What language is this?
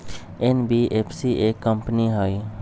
Magahi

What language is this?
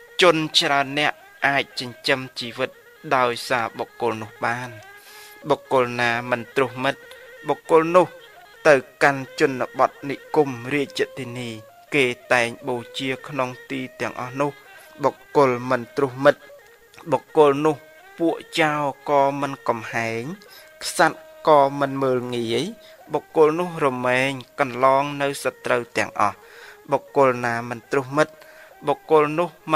Thai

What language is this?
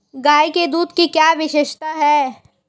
Hindi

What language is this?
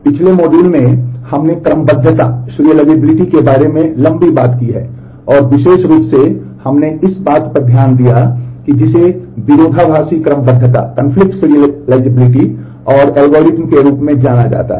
Hindi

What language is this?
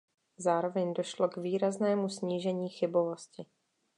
Czech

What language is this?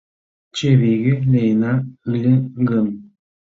Mari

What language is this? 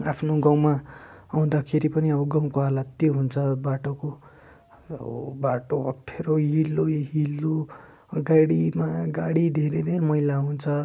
Nepali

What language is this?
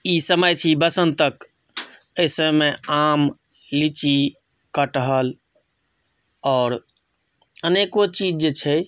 Maithili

